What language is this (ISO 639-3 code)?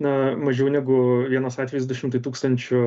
lit